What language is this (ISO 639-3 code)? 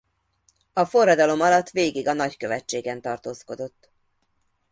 hun